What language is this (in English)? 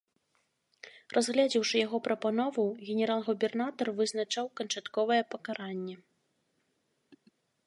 Belarusian